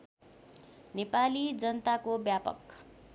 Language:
Nepali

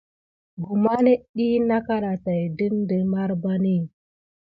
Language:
Gidar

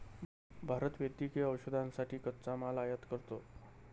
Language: Marathi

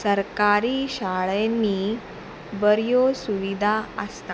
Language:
Konkani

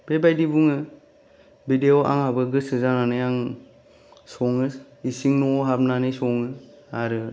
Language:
Bodo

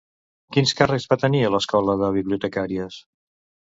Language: Catalan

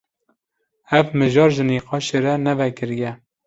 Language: Kurdish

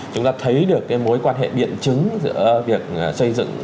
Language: Vietnamese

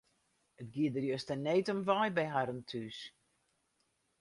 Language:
Western Frisian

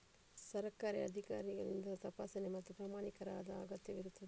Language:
Kannada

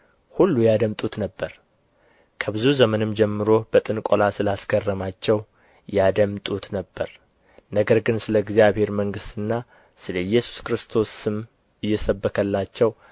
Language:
Amharic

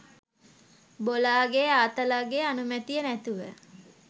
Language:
Sinhala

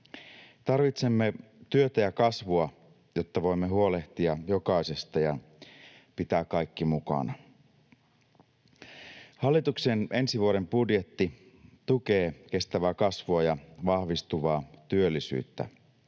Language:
Finnish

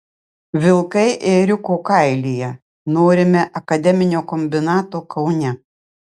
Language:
Lithuanian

